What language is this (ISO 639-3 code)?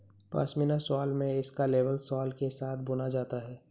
hin